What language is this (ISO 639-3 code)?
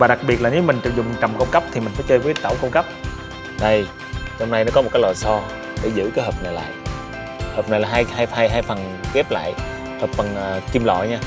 vie